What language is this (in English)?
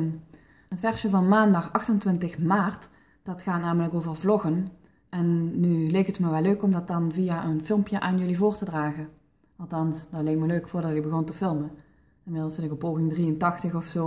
Dutch